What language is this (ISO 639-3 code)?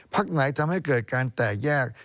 tha